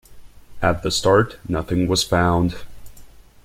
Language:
English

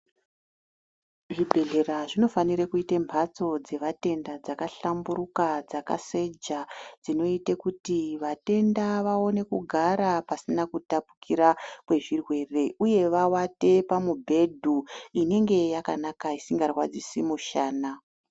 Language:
Ndau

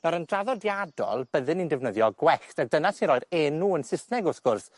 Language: Welsh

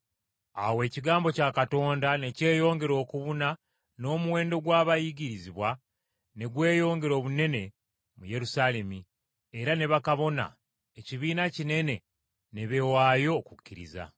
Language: Ganda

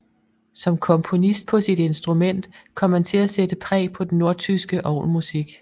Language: Danish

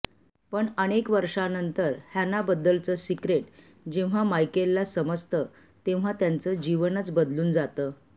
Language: Marathi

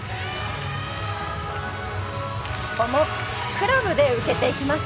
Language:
Japanese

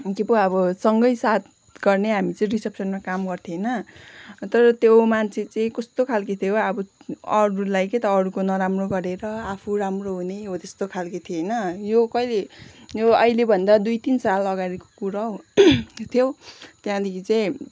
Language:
Nepali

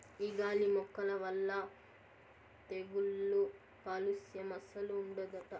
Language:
Telugu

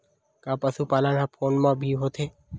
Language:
Chhattisgarhi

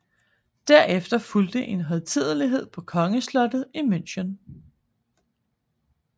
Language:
Danish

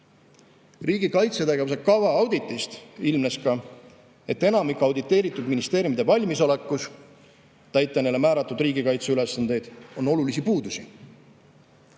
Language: Estonian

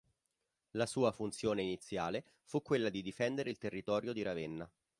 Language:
Italian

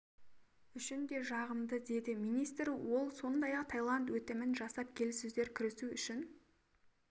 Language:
Kazakh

